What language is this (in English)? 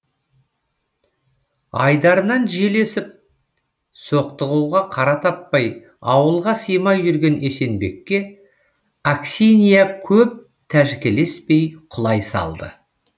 Kazakh